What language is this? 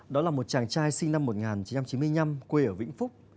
Vietnamese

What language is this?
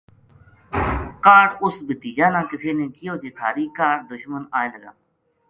Gujari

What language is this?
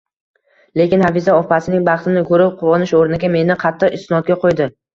Uzbek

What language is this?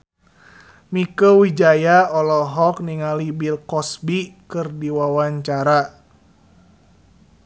Sundanese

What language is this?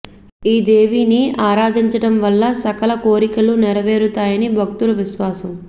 Telugu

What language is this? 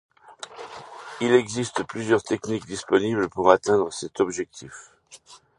French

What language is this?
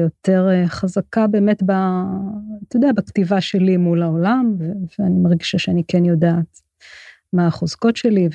Hebrew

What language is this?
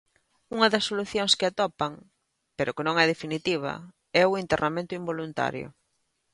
Galician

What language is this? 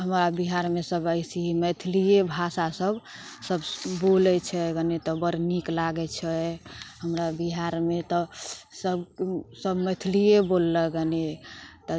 Maithili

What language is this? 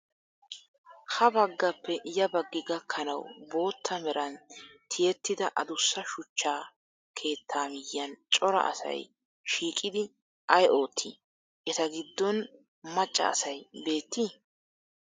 Wolaytta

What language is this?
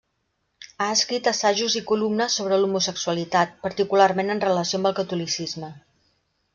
Catalan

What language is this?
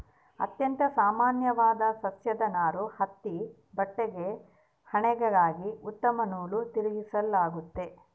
Kannada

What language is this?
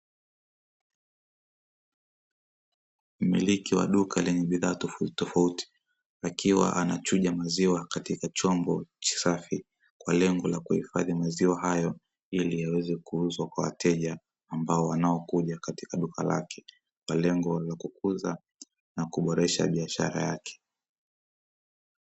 Swahili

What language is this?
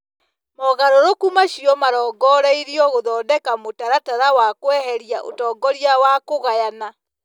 Kikuyu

